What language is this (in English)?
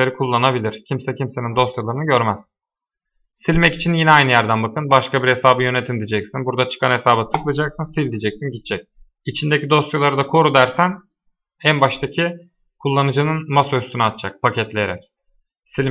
Turkish